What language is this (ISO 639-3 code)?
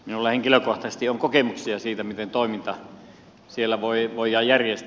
fin